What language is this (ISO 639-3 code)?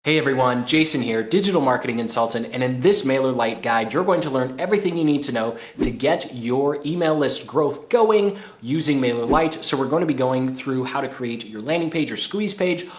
eng